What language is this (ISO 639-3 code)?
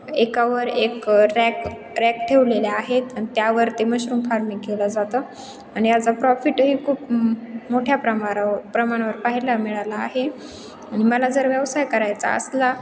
mar